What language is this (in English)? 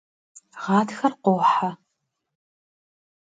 Kabardian